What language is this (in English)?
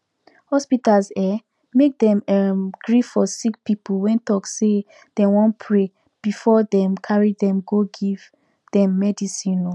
Nigerian Pidgin